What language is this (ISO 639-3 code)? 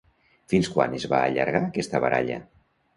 cat